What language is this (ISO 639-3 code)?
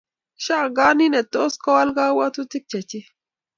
kln